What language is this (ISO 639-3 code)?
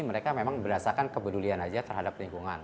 ind